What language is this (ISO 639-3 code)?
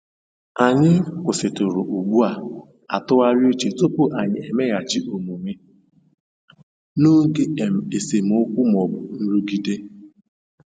ibo